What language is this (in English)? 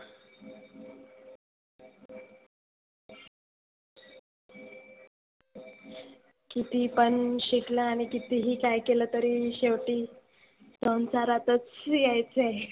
Marathi